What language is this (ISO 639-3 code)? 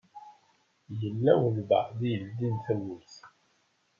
kab